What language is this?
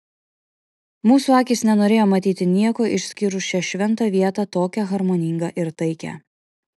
Lithuanian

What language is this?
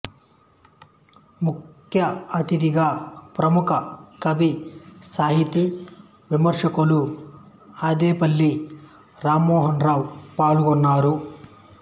Telugu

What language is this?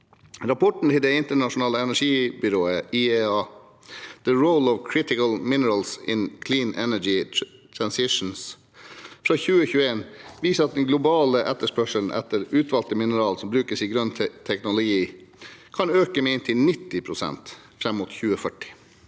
Norwegian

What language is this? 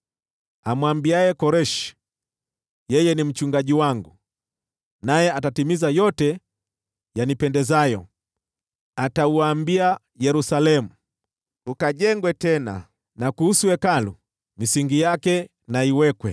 Swahili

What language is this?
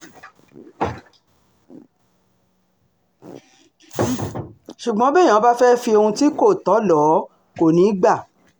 Yoruba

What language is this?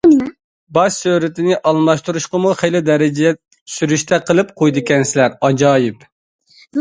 Uyghur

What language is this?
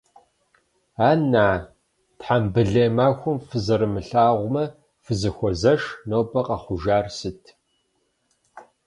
Kabardian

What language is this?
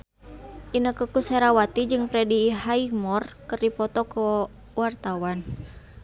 Sundanese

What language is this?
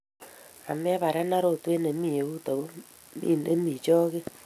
Kalenjin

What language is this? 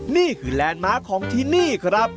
Thai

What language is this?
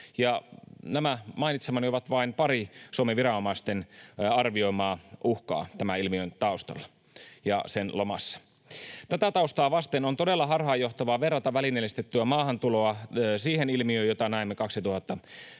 Finnish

